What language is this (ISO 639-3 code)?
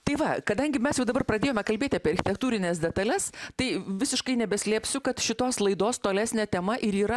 lit